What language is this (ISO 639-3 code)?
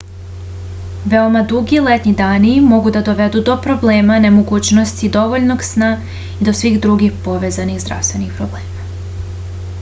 srp